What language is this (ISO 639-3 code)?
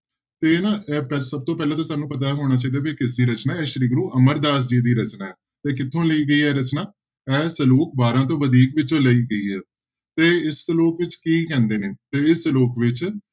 pan